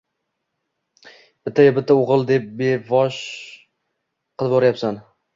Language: Uzbek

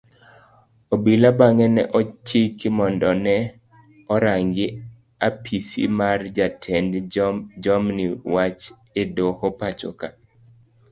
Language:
Luo (Kenya and Tanzania)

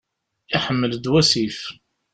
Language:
Kabyle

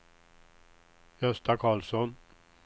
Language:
Swedish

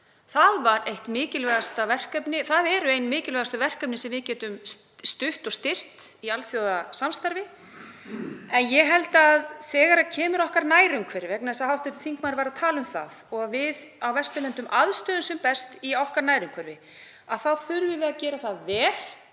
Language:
Icelandic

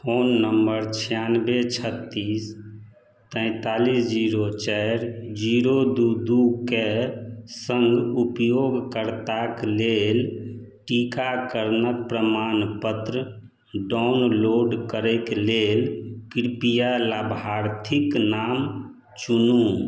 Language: Maithili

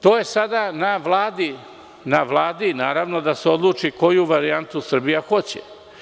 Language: Serbian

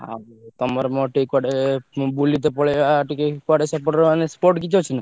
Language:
Odia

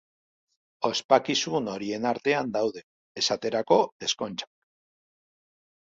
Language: Basque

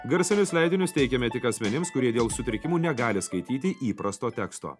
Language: Lithuanian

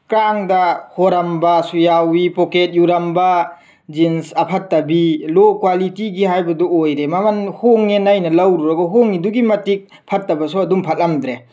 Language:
Manipuri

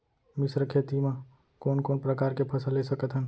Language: Chhattisgarhi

